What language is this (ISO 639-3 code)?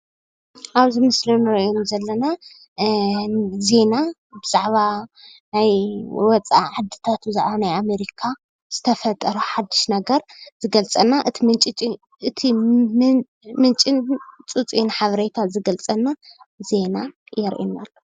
tir